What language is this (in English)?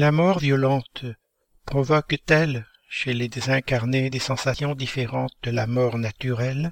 French